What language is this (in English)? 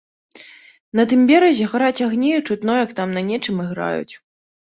Belarusian